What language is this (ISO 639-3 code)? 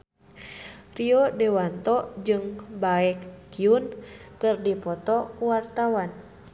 sun